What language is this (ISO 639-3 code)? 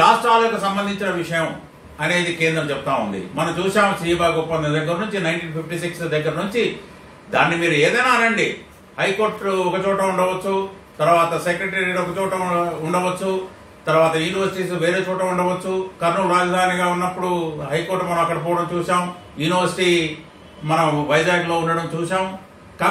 hin